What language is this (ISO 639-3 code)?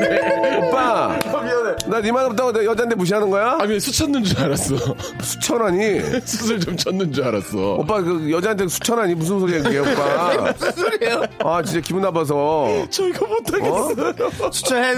kor